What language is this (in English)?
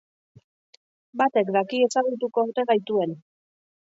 Basque